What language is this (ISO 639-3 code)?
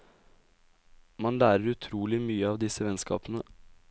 nor